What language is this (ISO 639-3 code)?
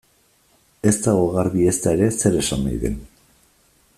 eus